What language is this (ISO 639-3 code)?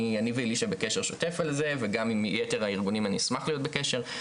heb